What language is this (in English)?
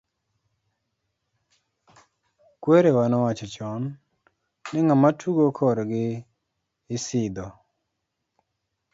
Luo (Kenya and Tanzania)